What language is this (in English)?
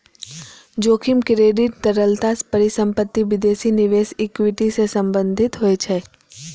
Maithili